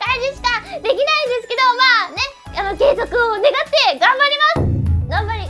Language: Japanese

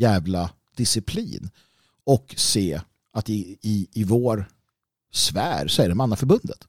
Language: Swedish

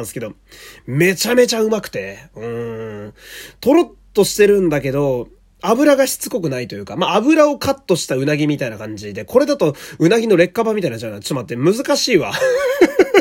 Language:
Japanese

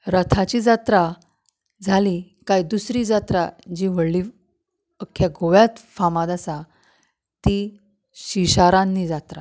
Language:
Konkani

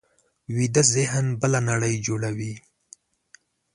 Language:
Pashto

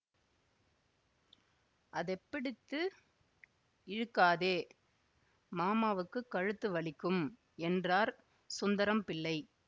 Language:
Tamil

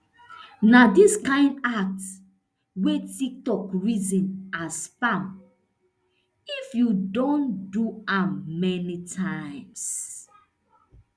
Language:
Nigerian Pidgin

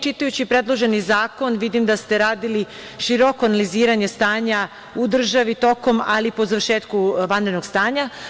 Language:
Serbian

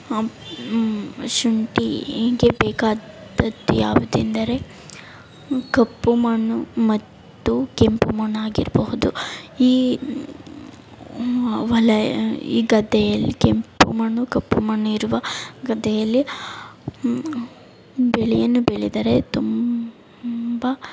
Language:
Kannada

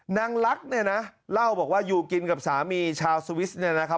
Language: Thai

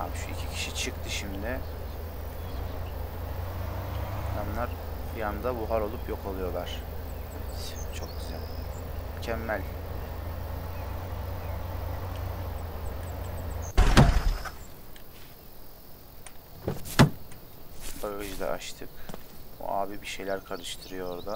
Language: Turkish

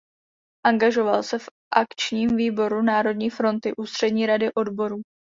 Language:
Czech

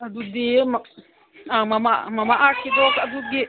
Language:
Manipuri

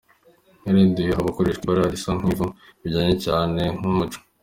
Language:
Kinyarwanda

